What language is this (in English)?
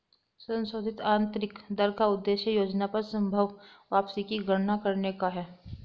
Hindi